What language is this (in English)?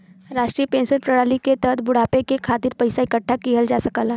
Bhojpuri